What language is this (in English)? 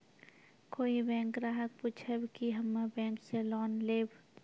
Maithili